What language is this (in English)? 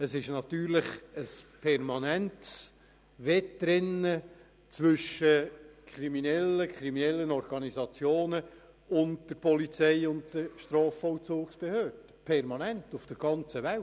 Swiss German